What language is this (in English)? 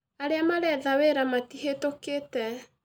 Kikuyu